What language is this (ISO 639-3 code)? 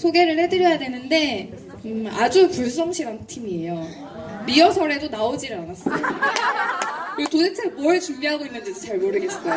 kor